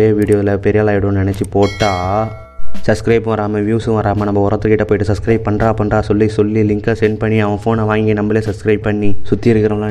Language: Tamil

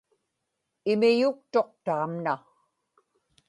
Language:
Inupiaq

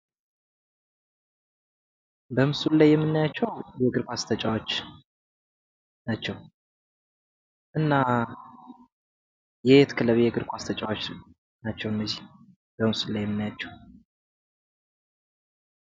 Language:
Amharic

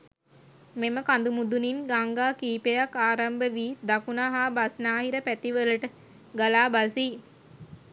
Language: Sinhala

